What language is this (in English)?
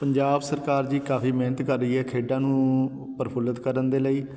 Punjabi